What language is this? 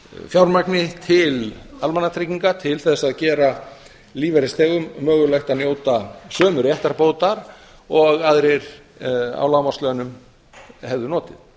Icelandic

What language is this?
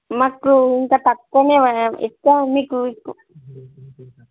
Telugu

